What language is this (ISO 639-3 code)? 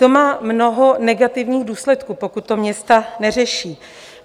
ces